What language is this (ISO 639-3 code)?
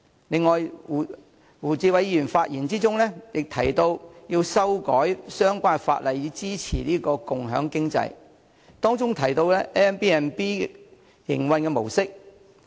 yue